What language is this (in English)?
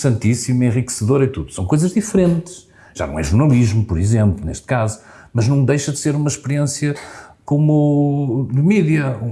Portuguese